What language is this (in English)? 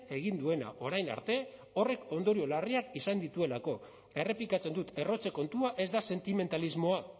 Basque